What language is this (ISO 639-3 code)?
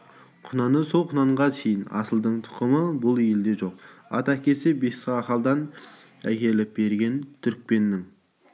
kaz